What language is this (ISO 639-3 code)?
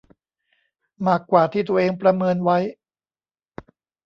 tha